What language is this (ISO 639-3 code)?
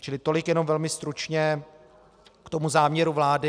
ces